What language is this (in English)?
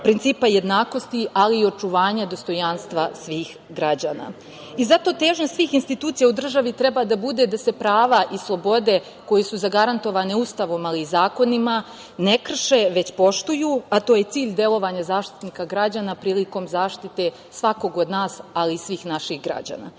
Serbian